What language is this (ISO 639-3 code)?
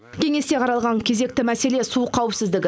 kaz